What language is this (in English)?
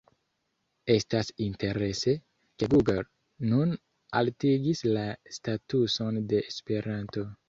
Esperanto